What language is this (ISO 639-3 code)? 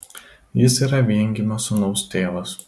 lit